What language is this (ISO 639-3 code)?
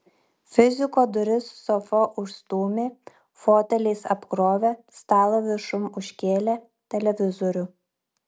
lit